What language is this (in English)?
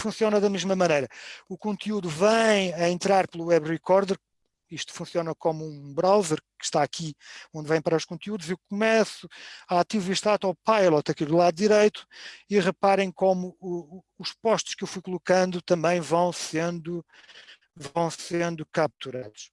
Portuguese